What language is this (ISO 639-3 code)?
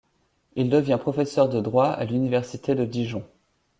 fra